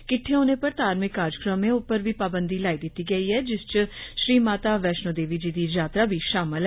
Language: Dogri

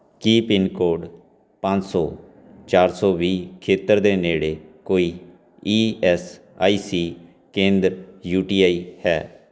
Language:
Punjabi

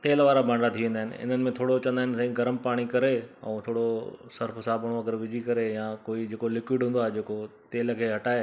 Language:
Sindhi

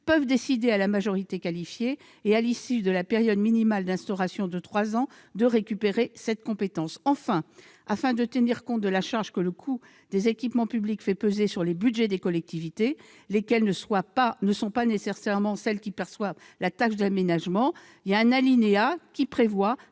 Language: French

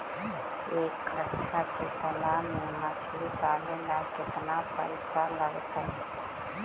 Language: Magahi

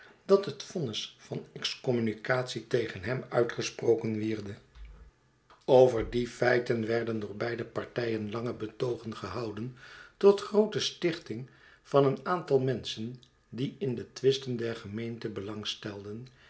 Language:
Dutch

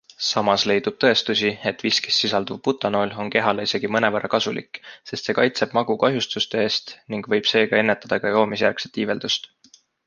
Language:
Estonian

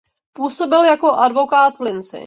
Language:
Czech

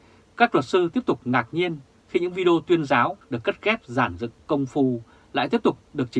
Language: Vietnamese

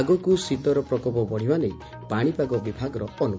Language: Odia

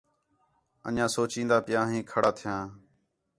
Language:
Khetrani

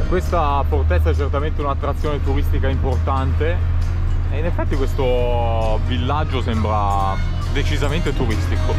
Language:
Italian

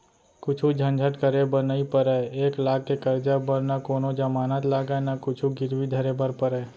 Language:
Chhattisgarhi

